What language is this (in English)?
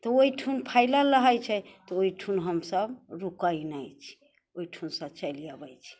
Maithili